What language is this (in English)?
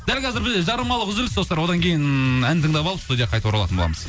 Kazakh